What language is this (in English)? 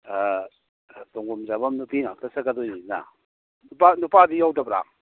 Manipuri